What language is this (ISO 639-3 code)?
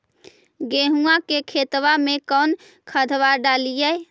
mag